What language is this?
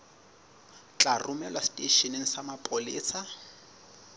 Southern Sotho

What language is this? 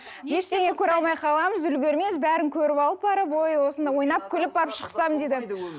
Kazakh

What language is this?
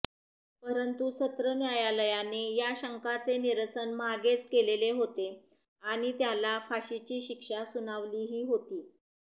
Marathi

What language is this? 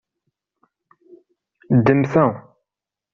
Kabyle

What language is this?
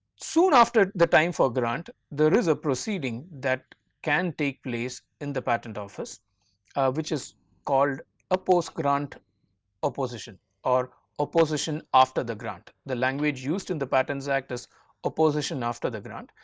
English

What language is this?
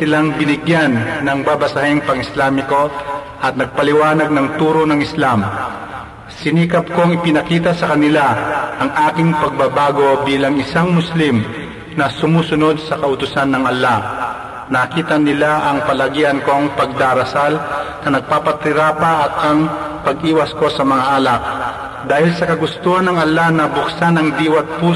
Filipino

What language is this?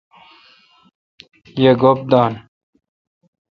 Kalkoti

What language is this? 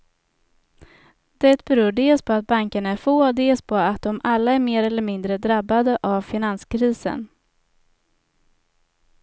Swedish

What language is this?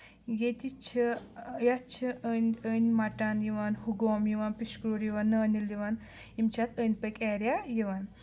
Kashmiri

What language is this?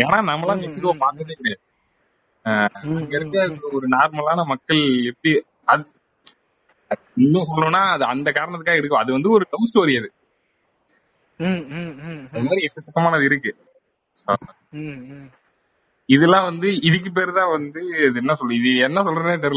Tamil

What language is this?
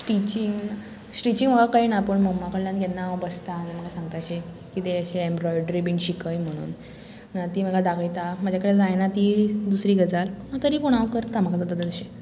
Konkani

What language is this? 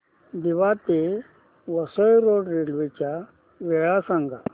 Marathi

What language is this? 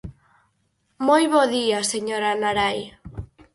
Galician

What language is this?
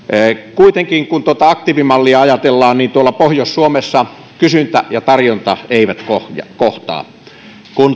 Finnish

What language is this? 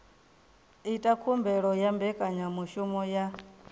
Venda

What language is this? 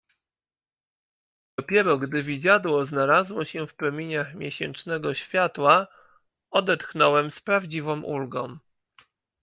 Polish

